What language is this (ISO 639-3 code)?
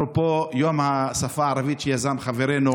heb